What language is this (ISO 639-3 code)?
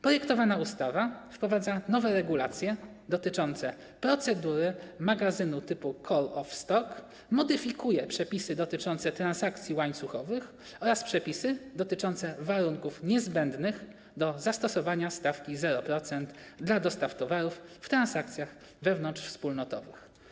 pol